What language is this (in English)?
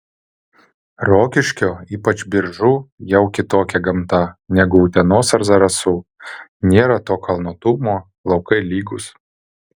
Lithuanian